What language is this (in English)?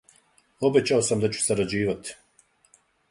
Serbian